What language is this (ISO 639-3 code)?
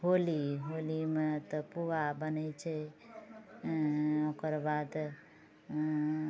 mai